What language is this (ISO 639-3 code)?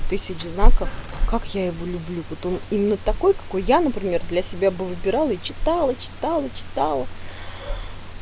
rus